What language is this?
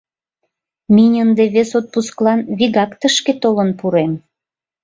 Mari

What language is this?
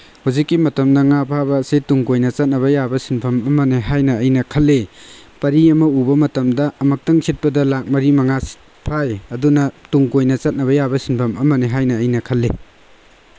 Manipuri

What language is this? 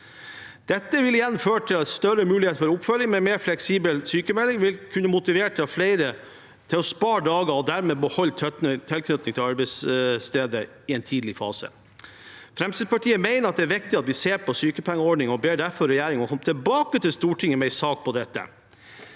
Norwegian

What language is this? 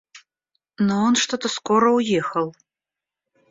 Russian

